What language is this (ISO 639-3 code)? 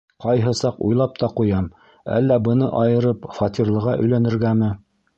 bak